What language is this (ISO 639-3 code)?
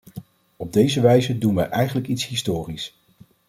nld